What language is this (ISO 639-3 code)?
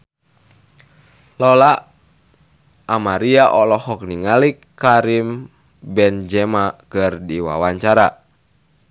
sun